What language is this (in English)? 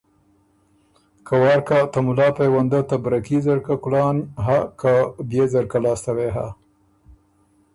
Ormuri